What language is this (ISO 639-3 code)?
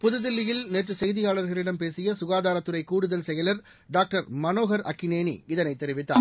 tam